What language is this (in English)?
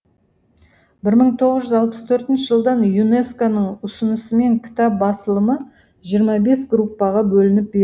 Kazakh